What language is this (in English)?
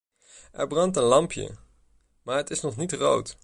Dutch